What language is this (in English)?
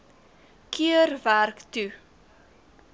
Afrikaans